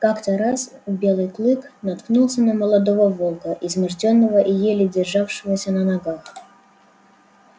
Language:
Russian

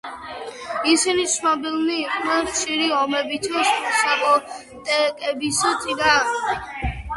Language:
Georgian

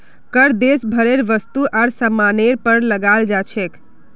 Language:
Magahi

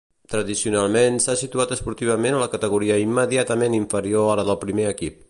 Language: Catalan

